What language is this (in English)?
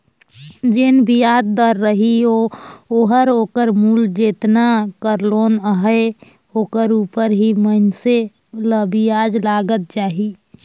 Chhattisgarhi